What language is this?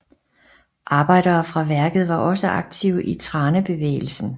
Danish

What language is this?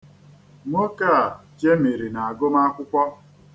Igbo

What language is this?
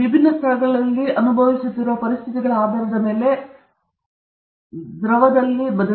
Kannada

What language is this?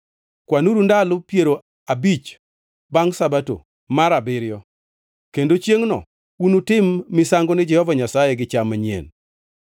Luo (Kenya and Tanzania)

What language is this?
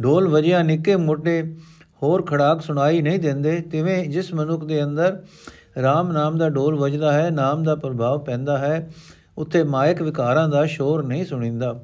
Punjabi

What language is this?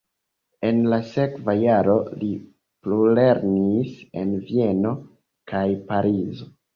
Esperanto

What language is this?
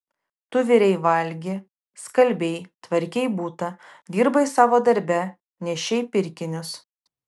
Lithuanian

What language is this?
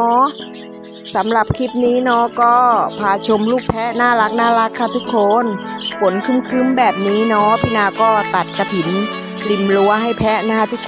Thai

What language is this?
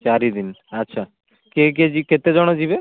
Odia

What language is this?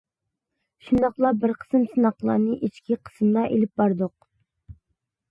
Uyghur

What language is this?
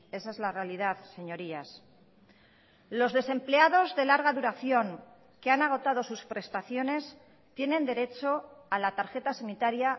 Spanish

